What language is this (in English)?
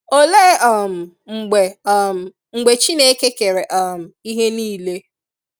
Igbo